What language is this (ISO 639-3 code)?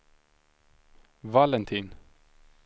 swe